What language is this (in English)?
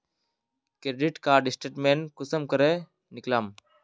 Magahi